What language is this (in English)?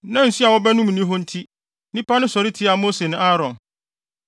Akan